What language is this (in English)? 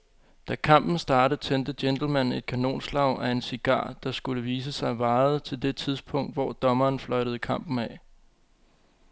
Danish